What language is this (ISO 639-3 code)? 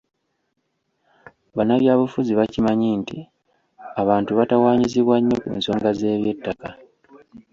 lug